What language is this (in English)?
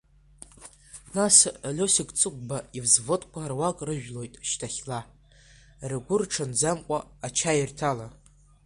Abkhazian